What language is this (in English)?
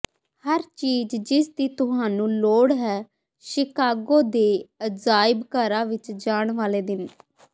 Punjabi